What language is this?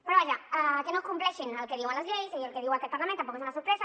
Catalan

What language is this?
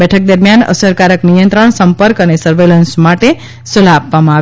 Gujarati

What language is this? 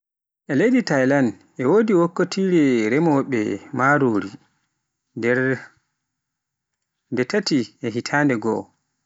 Pular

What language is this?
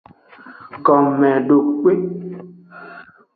Aja (Benin)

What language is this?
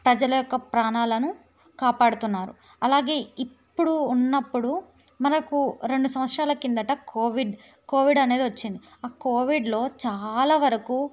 Telugu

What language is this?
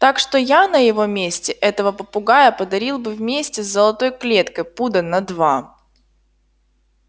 Russian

